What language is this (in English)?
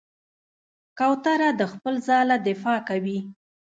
Pashto